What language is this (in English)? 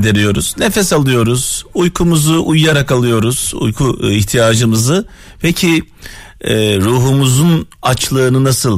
Turkish